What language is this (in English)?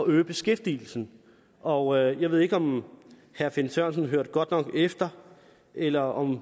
Danish